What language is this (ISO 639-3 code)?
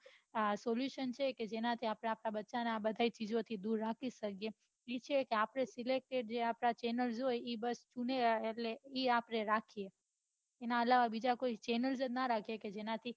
guj